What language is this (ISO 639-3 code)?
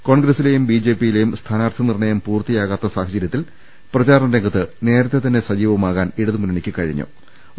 mal